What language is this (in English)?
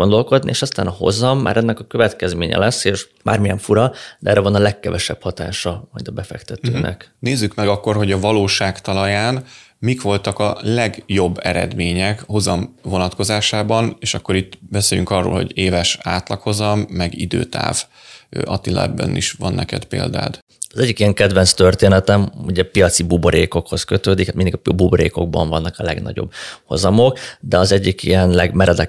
Hungarian